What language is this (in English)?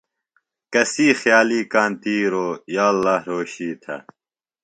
Phalura